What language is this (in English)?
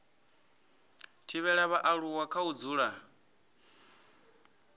Venda